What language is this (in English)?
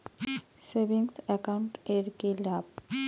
Bangla